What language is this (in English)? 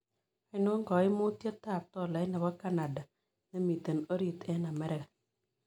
Kalenjin